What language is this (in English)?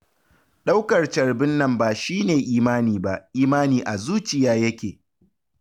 Hausa